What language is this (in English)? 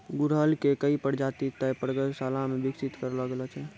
Maithili